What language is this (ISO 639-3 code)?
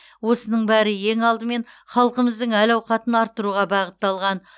kaz